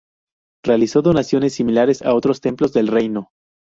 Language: Spanish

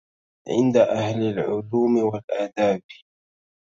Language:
Arabic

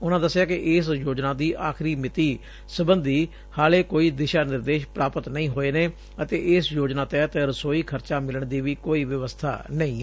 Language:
Punjabi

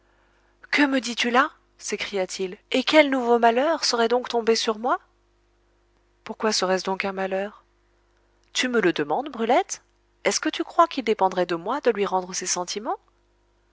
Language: French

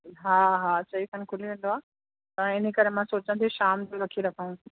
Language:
Sindhi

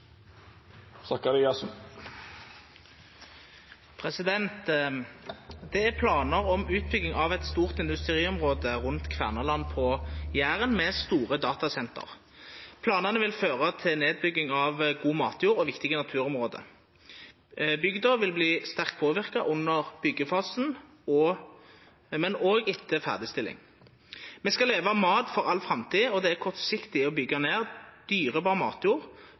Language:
Norwegian Nynorsk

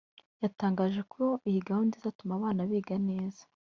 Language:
Kinyarwanda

